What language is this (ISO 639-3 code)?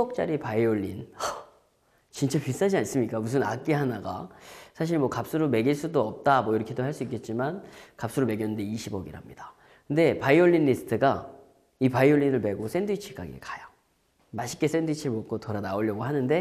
kor